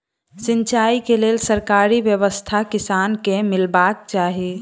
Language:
Maithili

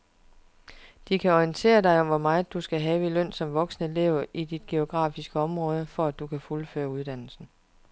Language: Danish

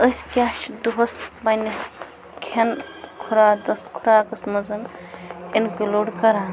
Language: Kashmiri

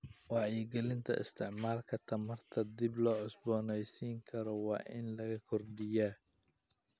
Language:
Somali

